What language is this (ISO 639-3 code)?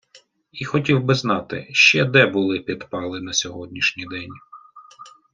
ukr